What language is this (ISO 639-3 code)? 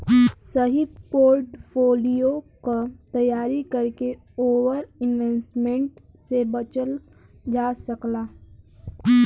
bho